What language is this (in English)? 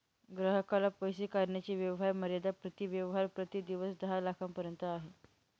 Marathi